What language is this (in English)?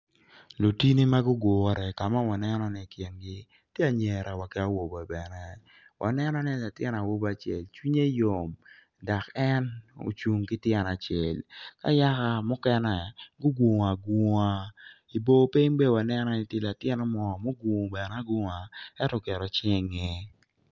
Acoli